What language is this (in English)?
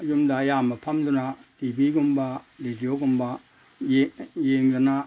Manipuri